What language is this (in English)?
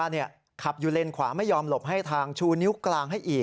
Thai